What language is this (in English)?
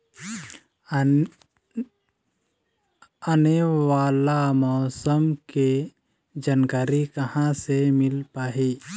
Chhattisgarhi